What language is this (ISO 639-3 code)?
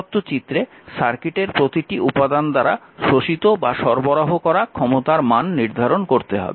ben